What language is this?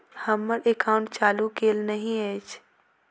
Maithili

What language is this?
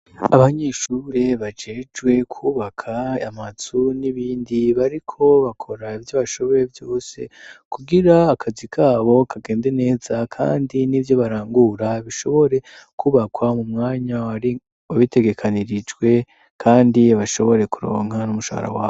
Rundi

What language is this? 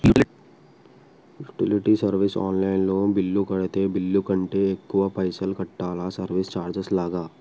Telugu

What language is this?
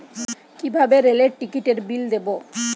Bangla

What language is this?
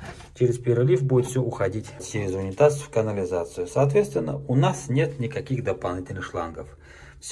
Russian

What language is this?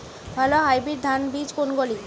Bangla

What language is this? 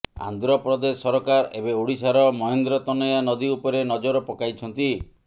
Odia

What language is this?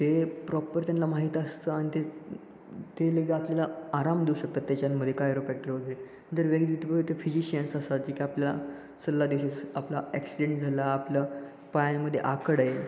Marathi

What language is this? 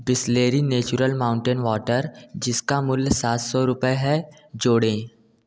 Hindi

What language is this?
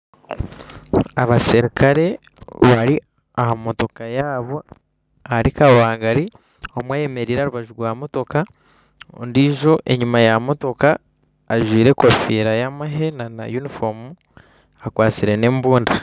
Nyankole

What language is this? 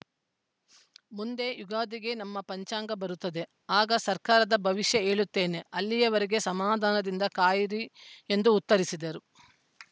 Kannada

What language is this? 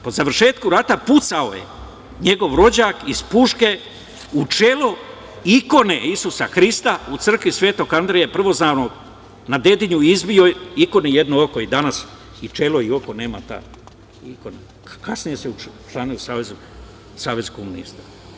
Serbian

